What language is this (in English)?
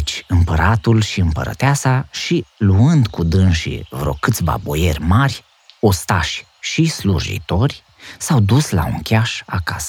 Romanian